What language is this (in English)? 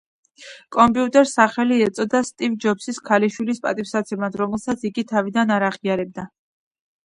Georgian